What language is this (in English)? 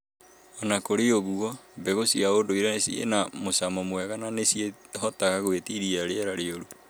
Kikuyu